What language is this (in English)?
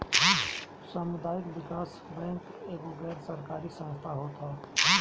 Bhojpuri